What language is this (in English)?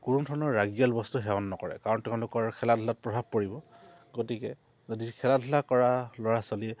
Assamese